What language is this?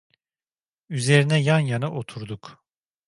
Turkish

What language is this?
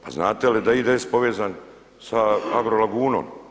Croatian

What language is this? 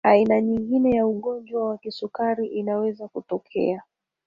Swahili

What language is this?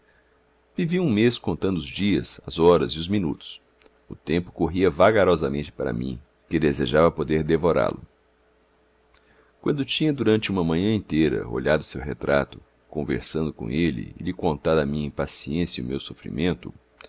Portuguese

